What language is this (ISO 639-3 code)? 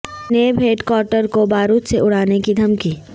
urd